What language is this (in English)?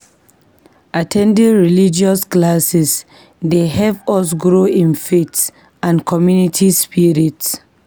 Nigerian Pidgin